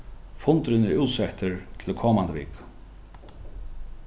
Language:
Faroese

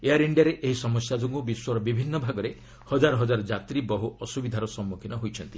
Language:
Odia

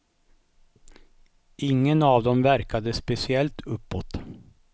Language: Swedish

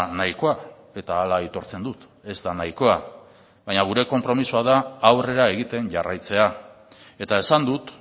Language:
Basque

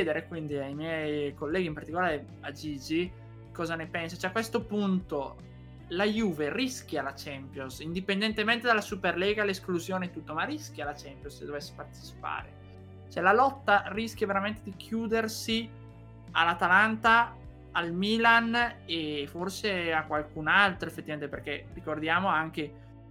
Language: Italian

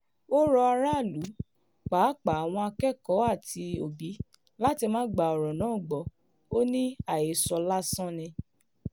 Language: Yoruba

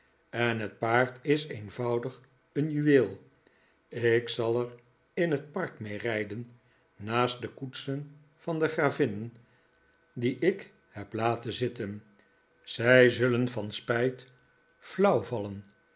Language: Dutch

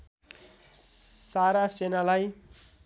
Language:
Nepali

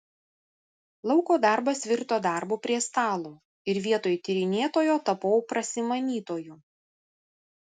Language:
Lithuanian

